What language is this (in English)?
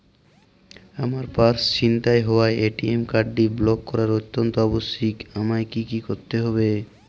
Bangla